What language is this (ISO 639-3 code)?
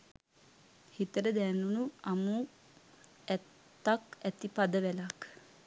sin